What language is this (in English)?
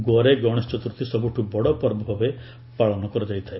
Odia